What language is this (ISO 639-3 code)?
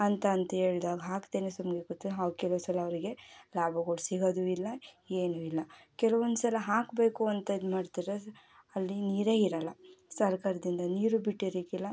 kan